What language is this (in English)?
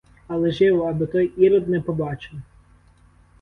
Ukrainian